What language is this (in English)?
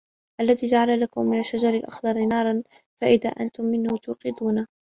Arabic